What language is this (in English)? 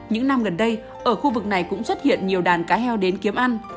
Vietnamese